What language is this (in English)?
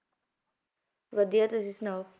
Punjabi